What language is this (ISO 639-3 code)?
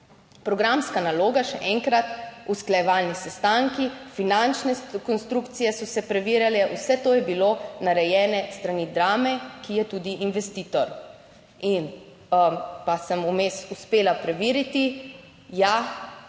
slv